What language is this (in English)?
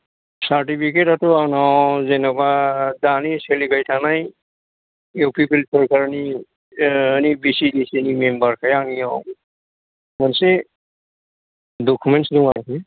Bodo